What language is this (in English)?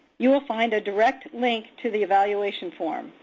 English